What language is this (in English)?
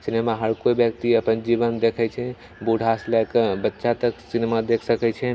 Maithili